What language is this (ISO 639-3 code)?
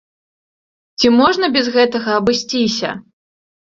bel